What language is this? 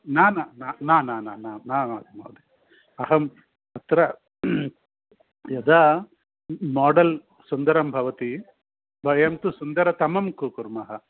Sanskrit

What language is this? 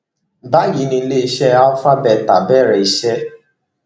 Yoruba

